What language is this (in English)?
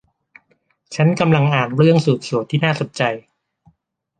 Thai